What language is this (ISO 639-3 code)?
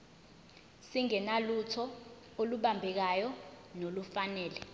zul